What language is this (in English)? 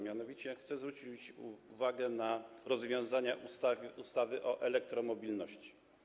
Polish